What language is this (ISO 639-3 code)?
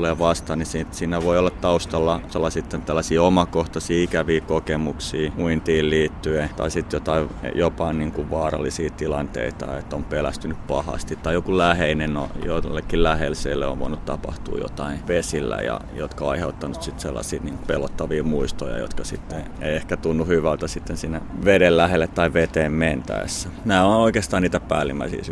fin